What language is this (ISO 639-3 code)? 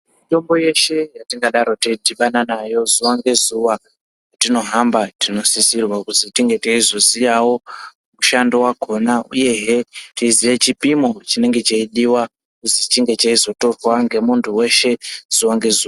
ndc